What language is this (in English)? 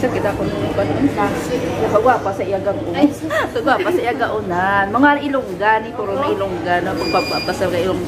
Indonesian